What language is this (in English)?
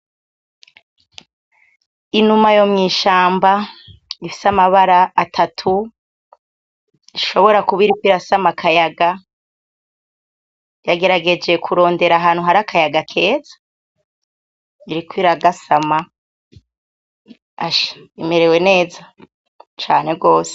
Rundi